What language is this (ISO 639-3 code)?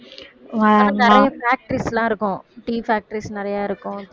tam